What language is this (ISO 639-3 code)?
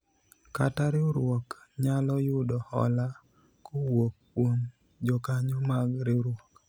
luo